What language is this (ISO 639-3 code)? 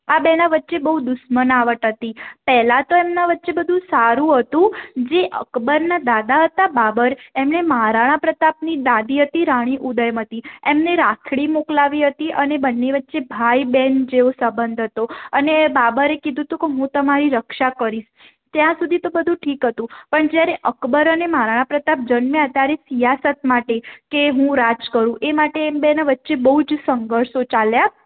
guj